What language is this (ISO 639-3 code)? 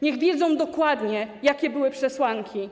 pol